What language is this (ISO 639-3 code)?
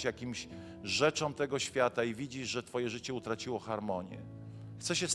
pol